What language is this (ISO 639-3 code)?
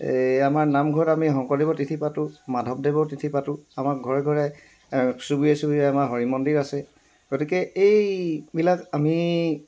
asm